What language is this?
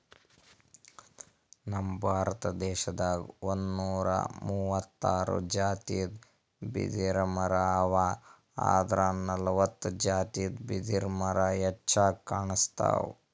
Kannada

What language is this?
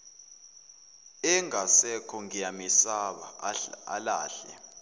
Zulu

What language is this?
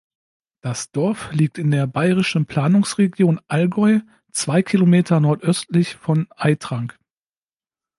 German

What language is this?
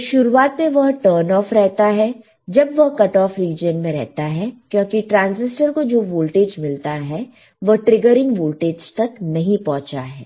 Hindi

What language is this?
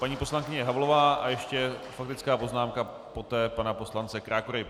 Czech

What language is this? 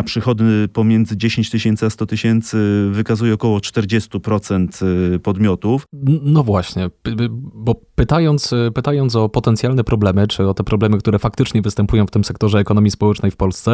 Polish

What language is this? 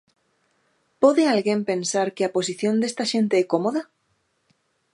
Galician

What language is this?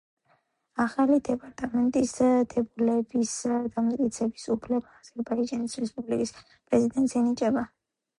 Georgian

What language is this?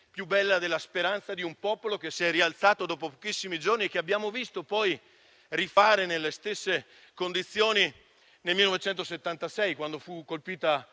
Italian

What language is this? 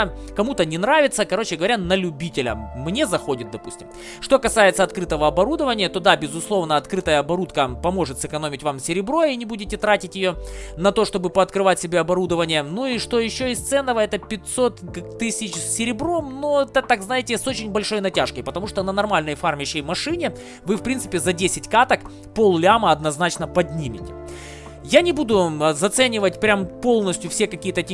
Russian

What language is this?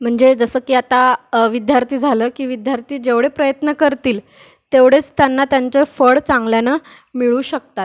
Marathi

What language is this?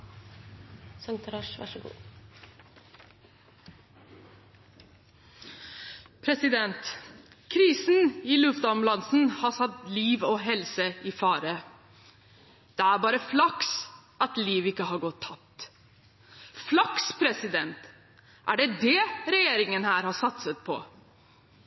Norwegian Bokmål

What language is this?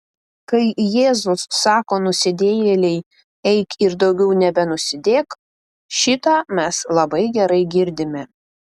Lithuanian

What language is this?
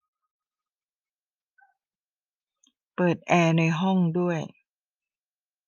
Thai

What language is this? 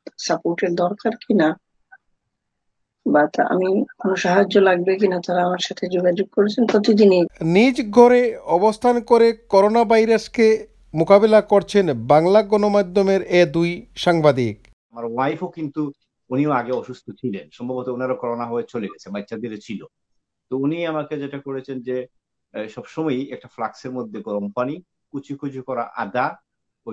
Turkish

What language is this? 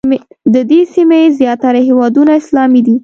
Pashto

